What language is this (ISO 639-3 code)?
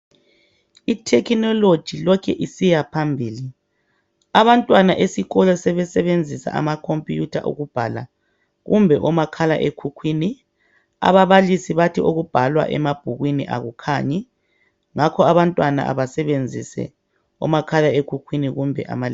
nde